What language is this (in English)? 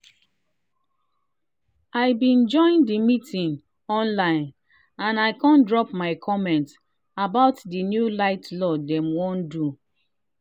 Nigerian Pidgin